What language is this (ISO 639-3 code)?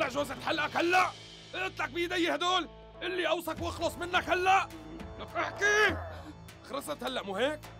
ara